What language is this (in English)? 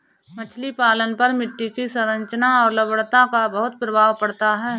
Hindi